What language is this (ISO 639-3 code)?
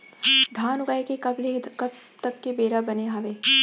hne